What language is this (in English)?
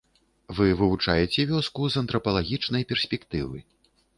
Belarusian